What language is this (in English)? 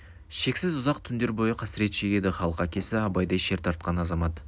Kazakh